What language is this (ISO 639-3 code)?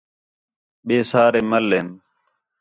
xhe